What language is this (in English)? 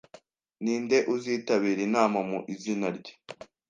Kinyarwanda